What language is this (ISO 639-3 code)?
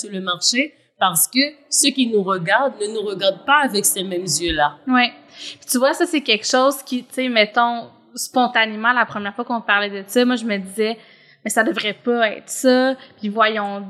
fra